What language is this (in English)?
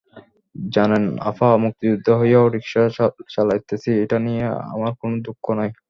Bangla